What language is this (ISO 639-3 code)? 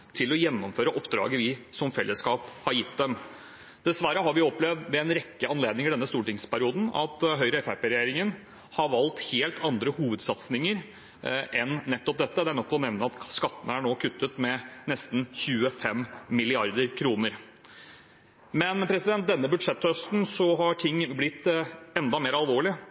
nob